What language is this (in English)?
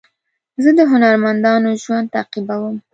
Pashto